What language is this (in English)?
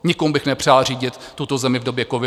Czech